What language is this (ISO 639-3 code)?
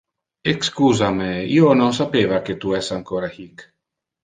ina